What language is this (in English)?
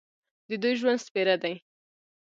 Pashto